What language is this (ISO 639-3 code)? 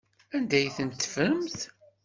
kab